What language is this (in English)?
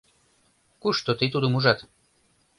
Mari